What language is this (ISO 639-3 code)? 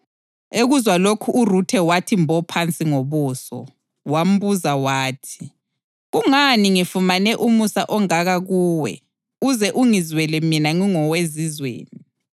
nde